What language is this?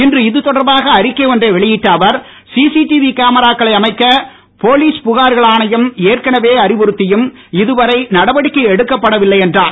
Tamil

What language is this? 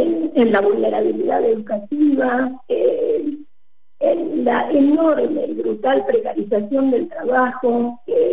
Spanish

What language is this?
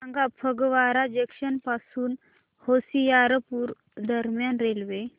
Marathi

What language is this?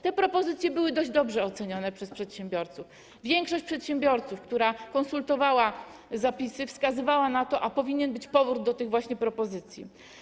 Polish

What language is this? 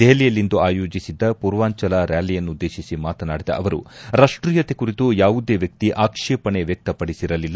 Kannada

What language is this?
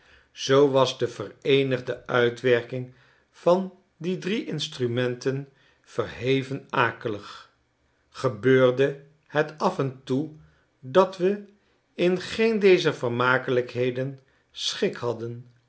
Dutch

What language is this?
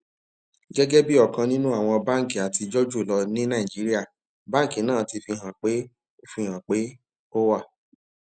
Yoruba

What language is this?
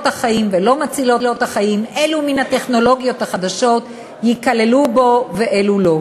Hebrew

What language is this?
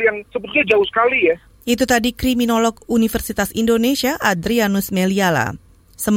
Indonesian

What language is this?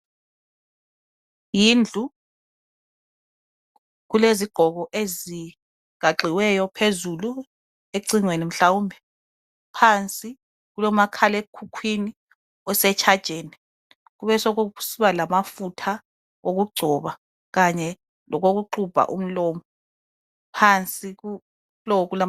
North Ndebele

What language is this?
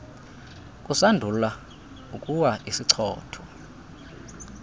Xhosa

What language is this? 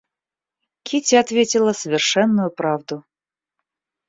Russian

